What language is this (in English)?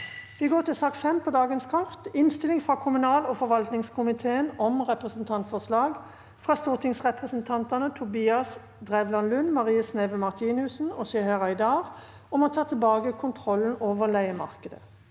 Norwegian